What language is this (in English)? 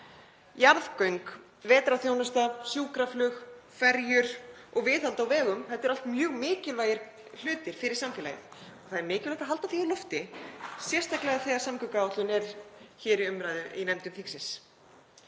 Icelandic